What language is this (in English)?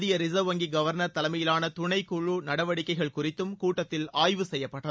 Tamil